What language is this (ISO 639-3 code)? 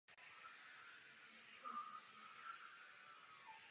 ces